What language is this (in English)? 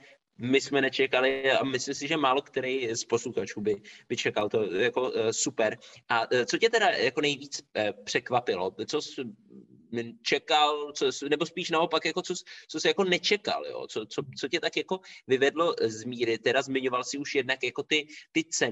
Czech